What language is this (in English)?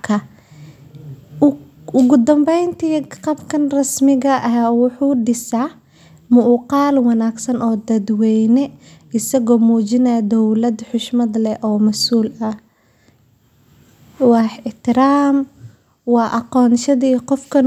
Somali